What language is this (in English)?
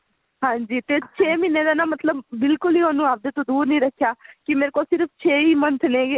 Punjabi